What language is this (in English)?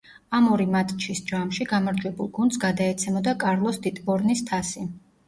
Georgian